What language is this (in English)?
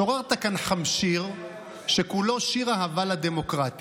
Hebrew